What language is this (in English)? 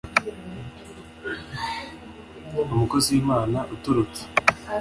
Kinyarwanda